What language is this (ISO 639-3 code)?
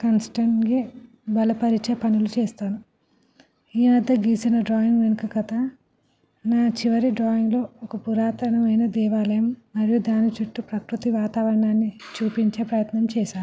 tel